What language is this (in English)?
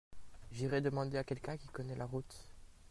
French